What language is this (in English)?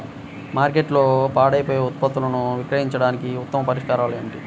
Telugu